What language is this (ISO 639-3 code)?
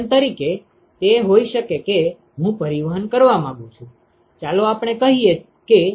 guj